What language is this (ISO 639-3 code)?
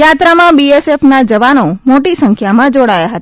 guj